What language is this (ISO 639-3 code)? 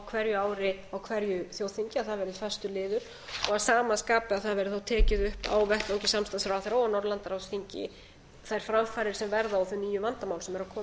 isl